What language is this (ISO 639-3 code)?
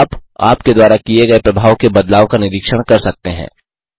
hin